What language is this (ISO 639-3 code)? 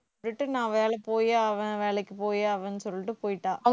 tam